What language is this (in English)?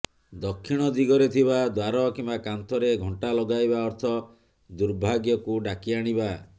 Odia